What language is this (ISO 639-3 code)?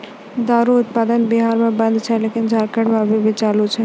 mai